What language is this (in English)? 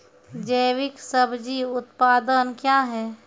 Maithili